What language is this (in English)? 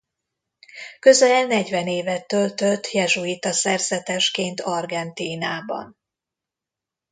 Hungarian